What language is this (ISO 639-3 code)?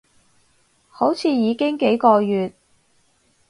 yue